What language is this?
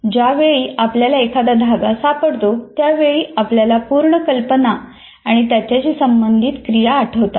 Marathi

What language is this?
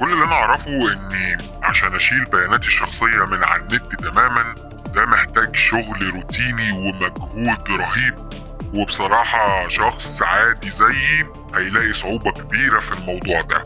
Arabic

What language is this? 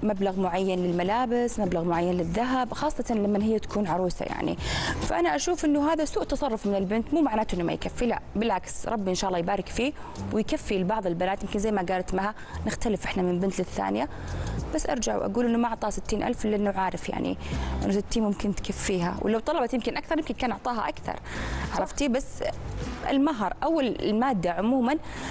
Arabic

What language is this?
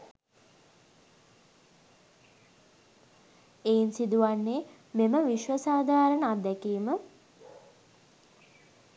Sinhala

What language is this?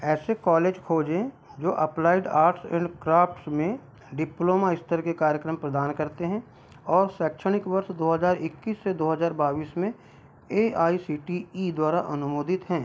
Hindi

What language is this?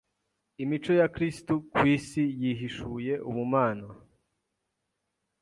Kinyarwanda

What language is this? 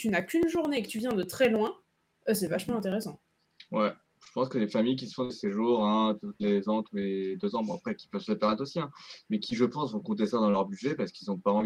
French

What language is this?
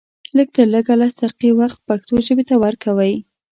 Pashto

